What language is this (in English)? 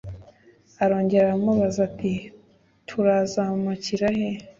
Kinyarwanda